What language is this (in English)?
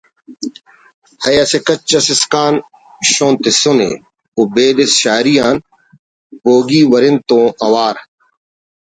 Brahui